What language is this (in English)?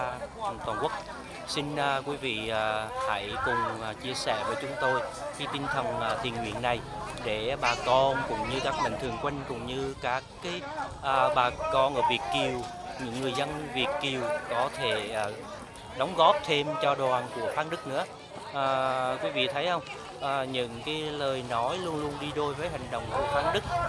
Vietnamese